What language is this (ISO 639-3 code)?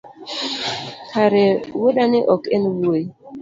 luo